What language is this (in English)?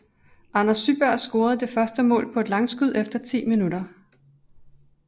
Danish